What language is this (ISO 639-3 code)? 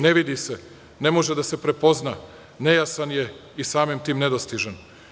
srp